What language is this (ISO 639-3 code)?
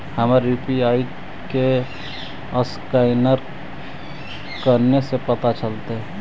mag